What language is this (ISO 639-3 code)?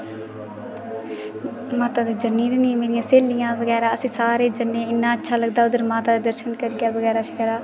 doi